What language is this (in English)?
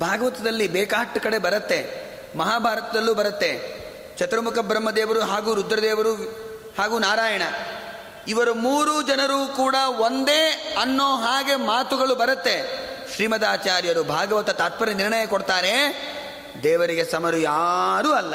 Kannada